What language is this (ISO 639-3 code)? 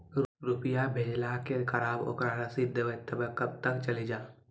mai